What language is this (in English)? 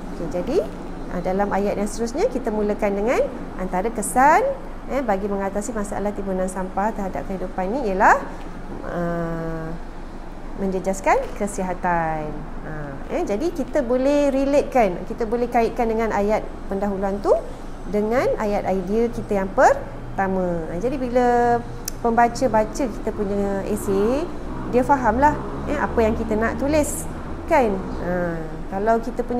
Malay